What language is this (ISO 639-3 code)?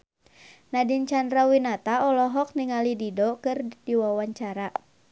sun